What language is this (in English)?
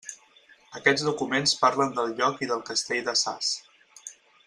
Catalan